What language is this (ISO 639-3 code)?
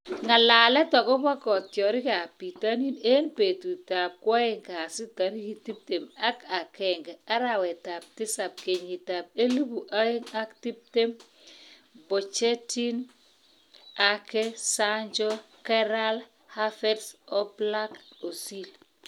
kln